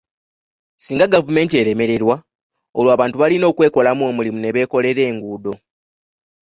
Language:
Ganda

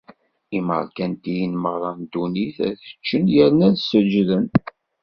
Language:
Kabyle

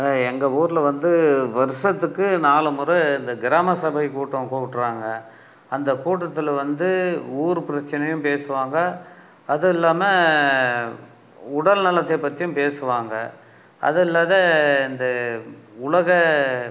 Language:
Tamil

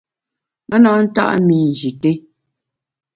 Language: Bamun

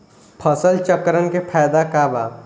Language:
Bhojpuri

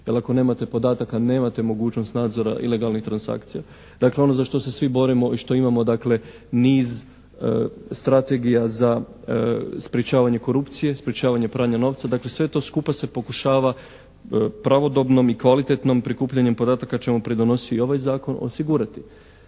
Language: Croatian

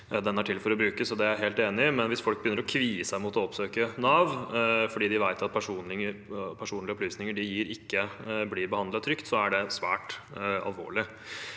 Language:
Norwegian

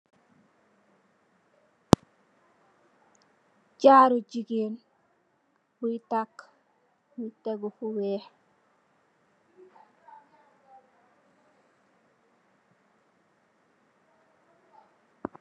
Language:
Wolof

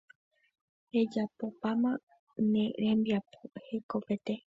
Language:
Guarani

